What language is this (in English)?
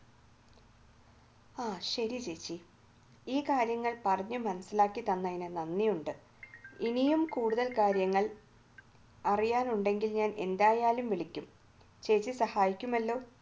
Malayalam